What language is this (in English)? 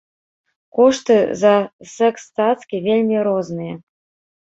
Belarusian